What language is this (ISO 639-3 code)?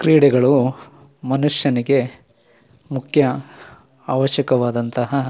kan